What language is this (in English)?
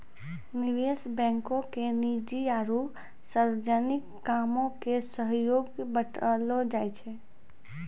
Maithili